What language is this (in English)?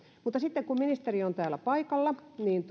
Finnish